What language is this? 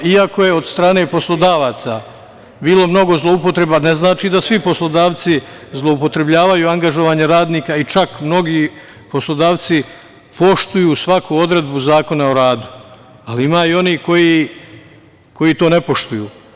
Serbian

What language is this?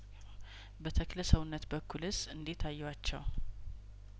Amharic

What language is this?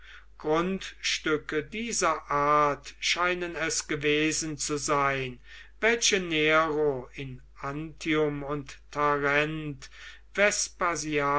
German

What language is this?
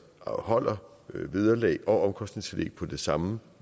Danish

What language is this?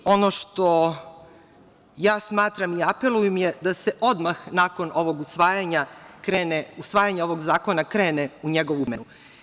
Serbian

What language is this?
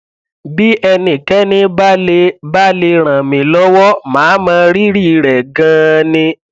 Yoruba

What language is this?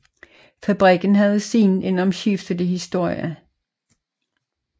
Danish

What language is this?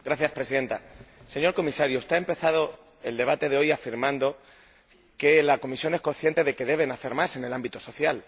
Spanish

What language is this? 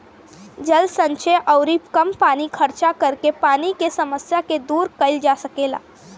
Bhojpuri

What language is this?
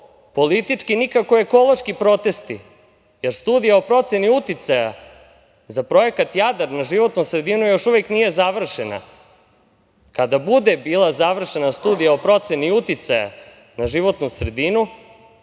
Serbian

